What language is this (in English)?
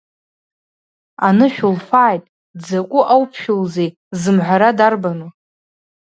Abkhazian